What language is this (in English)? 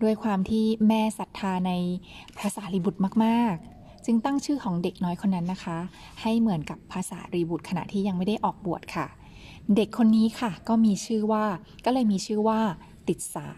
Thai